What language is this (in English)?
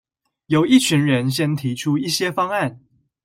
Chinese